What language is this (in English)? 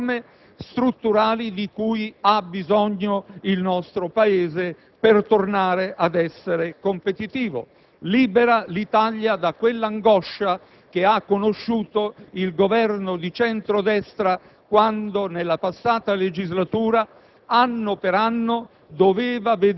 Italian